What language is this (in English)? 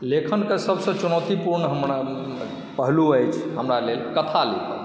Maithili